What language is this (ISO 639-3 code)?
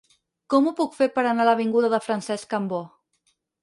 cat